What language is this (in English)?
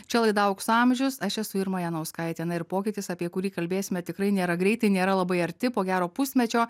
Lithuanian